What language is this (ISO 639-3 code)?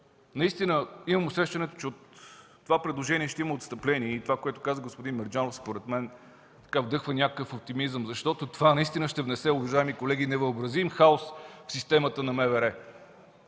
bul